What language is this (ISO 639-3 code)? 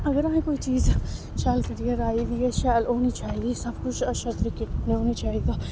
doi